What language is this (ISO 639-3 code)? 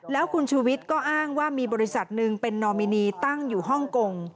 tha